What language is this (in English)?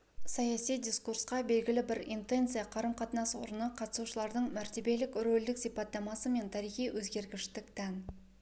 Kazakh